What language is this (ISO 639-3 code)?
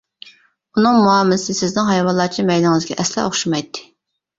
uig